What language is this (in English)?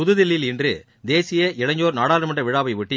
Tamil